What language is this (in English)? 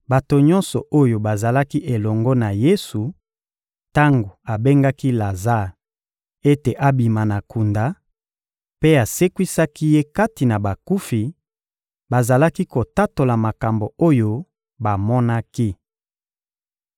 Lingala